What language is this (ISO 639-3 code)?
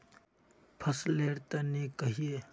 mag